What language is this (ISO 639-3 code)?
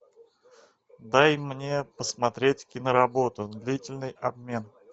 rus